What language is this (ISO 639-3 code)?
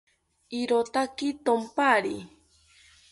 cpy